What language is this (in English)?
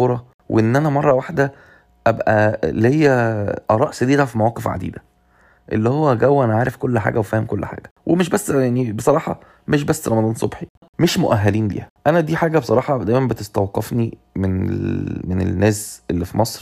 Arabic